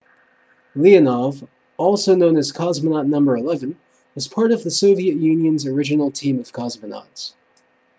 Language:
English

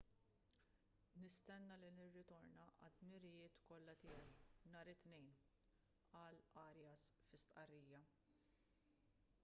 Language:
Maltese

